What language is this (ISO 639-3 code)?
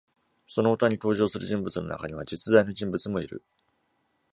jpn